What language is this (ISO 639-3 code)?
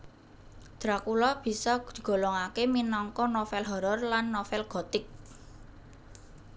jav